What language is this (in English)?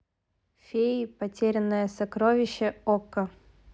Russian